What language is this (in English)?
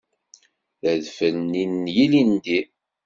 Kabyle